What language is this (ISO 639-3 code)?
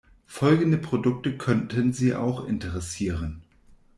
deu